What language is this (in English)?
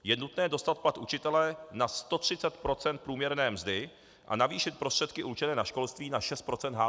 Czech